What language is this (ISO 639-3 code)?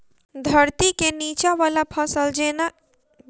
mai